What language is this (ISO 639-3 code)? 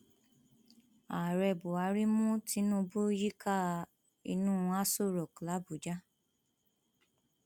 yor